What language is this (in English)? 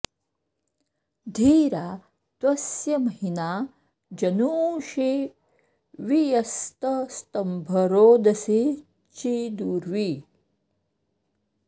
Sanskrit